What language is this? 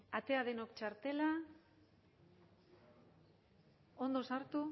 Basque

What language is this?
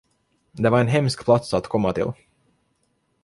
Swedish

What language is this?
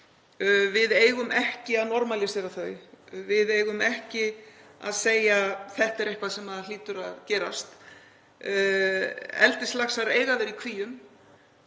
Icelandic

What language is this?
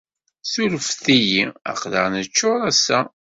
Kabyle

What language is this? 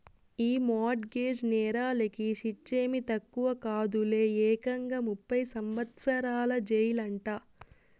Telugu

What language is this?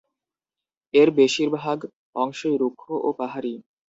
Bangla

